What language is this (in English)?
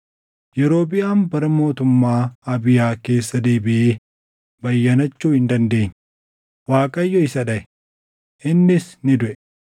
Oromo